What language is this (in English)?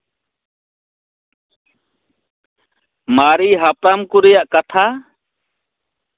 Santali